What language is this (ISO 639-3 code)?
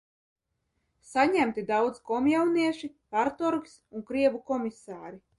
lav